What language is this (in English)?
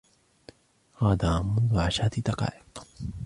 Arabic